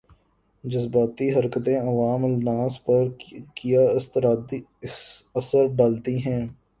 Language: Urdu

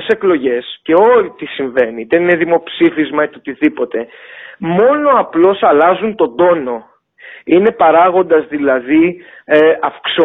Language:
Greek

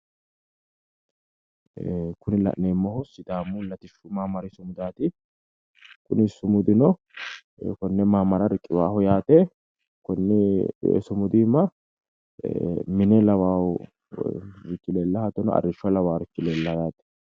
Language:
Sidamo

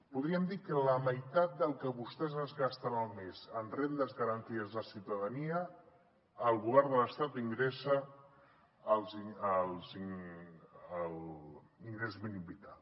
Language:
Catalan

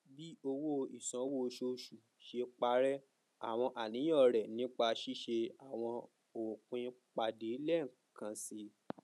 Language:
Yoruba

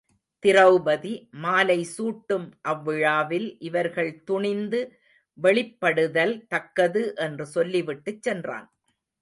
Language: Tamil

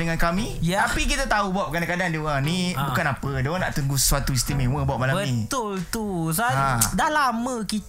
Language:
Malay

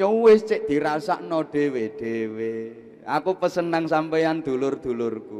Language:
Indonesian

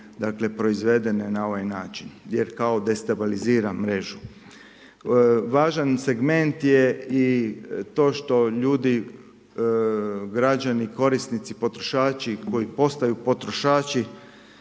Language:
Croatian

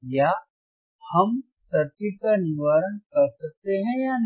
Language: Hindi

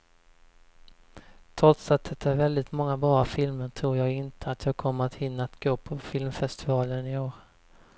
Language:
Swedish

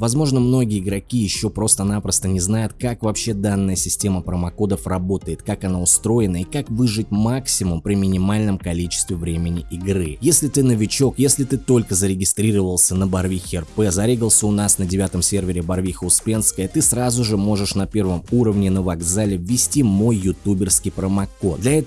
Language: Russian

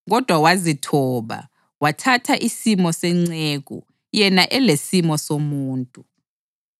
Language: North Ndebele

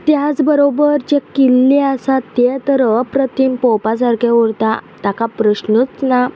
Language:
Konkani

